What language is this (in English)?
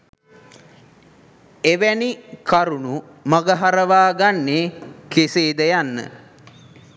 Sinhala